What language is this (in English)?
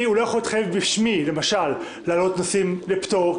Hebrew